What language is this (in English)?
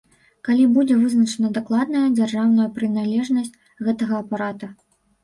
Belarusian